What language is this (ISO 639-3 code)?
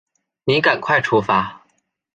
zho